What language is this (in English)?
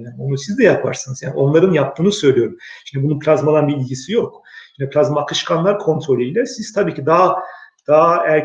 Turkish